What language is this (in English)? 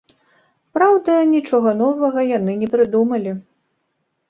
Belarusian